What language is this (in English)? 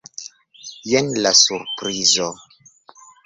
Esperanto